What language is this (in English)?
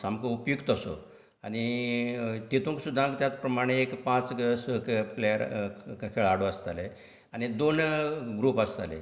Konkani